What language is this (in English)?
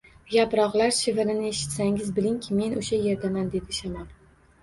Uzbek